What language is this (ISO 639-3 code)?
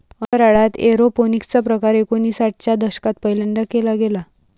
mar